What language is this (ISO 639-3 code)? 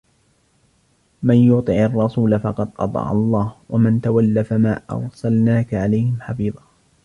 ara